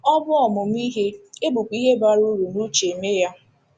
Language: Igbo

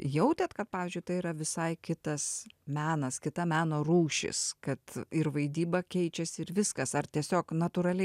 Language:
Lithuanian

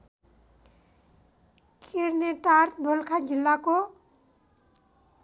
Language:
Nepali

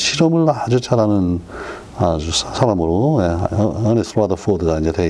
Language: Korean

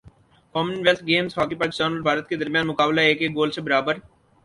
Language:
Urdu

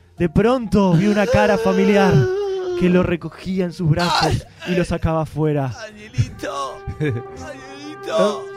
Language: Spanish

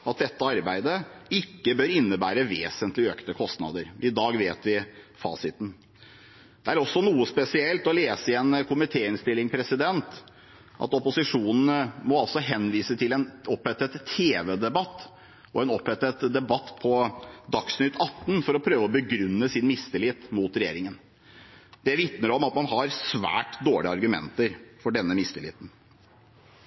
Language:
Norwegian Bokmål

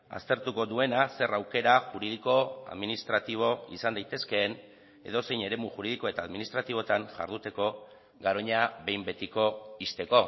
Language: Basque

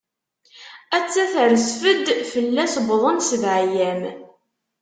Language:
Kabyle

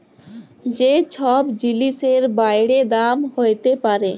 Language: Bangla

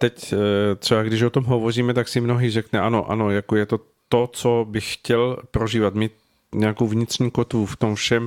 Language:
Czech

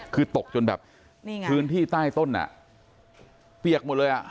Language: Thai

